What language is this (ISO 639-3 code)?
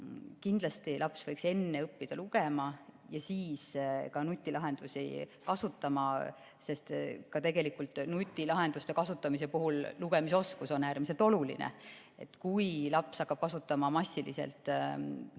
est